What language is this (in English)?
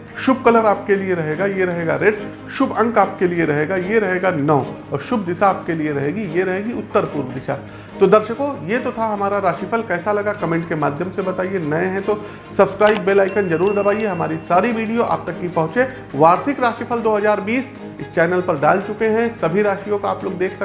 Hindi